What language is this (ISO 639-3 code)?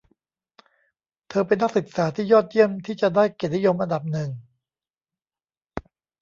tha